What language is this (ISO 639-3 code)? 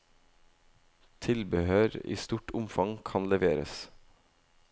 nor